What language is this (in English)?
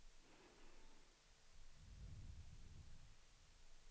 Swedish